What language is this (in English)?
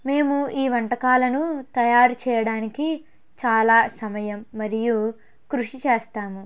Telugu